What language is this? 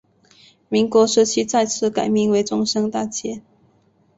Chinese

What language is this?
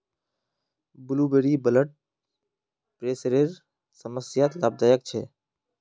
Magahi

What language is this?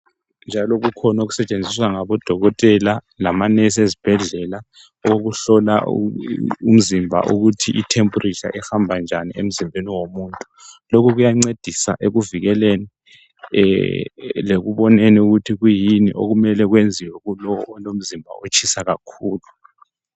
North Ndebele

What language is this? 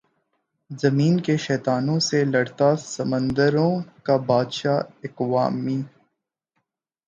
Urdu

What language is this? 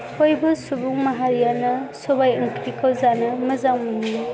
Bodo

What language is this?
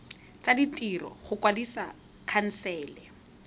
Tswana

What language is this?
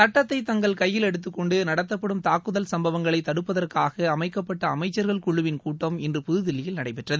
Tamil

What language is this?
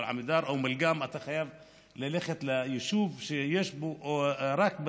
Hebrew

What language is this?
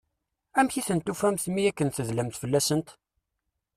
Kabyle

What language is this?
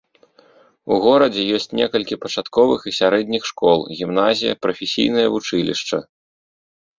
Belarusian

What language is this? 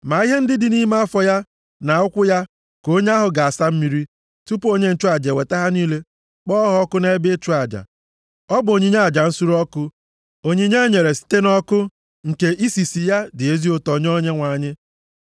Igbo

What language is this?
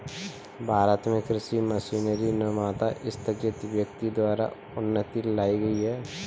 Hindi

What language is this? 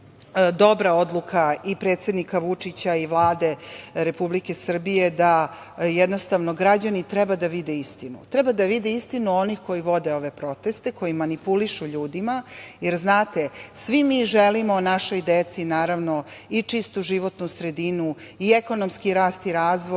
Serbian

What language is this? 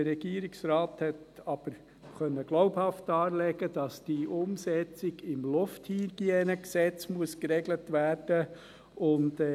Swiss German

